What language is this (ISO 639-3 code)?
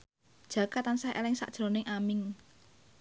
jav